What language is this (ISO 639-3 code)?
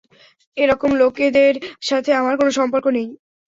ben